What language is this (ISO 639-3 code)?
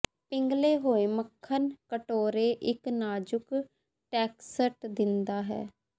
pan